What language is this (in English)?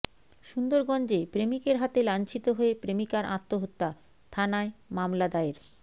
Bangla